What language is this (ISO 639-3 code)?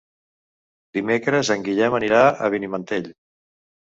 cat